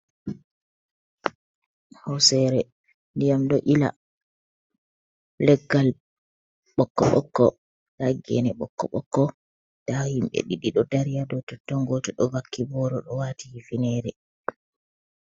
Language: Fula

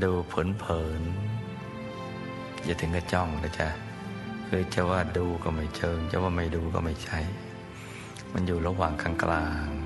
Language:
Thai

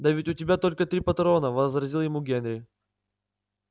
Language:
Russian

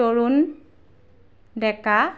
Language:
Assamese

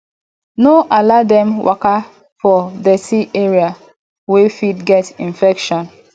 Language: Nigerian Pidgin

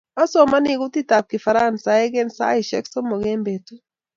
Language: Kalenjin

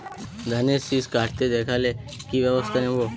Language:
Bangla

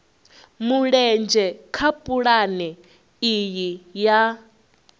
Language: Venda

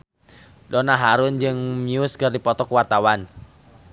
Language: Sundanese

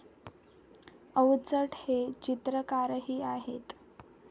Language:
Marathi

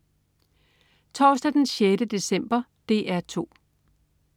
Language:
Danish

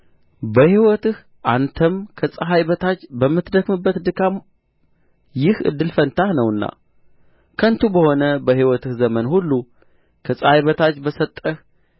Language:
Amharic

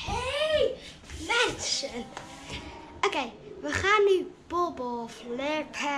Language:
Dutch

